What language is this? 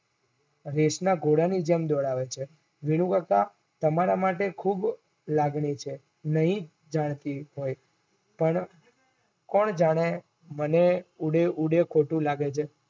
Gujarati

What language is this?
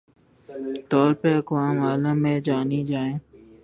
Urdu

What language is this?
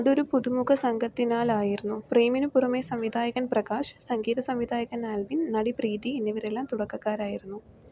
Malayalam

